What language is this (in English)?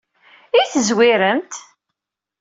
Kabyle